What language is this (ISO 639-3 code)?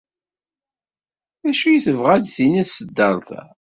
kab